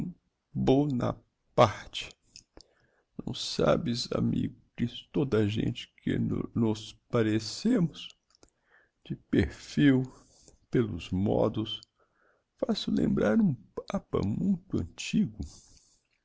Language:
Portuguese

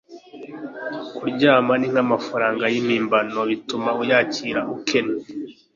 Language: Kinyarwanda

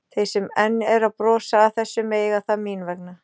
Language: Icelandic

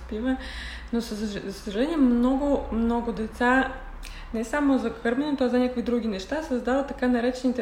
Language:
Bulgarian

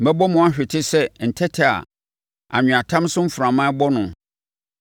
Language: Akan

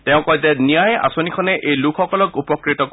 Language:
Assamese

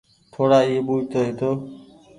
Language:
Goaria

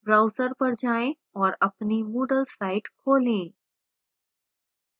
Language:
Hindi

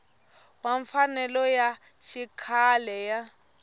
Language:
Tsonga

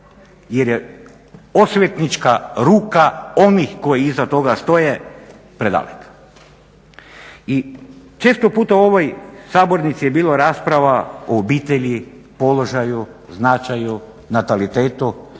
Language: Croatian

